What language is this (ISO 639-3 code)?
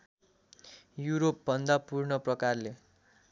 nep